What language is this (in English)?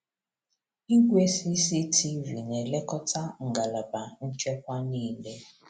Igbo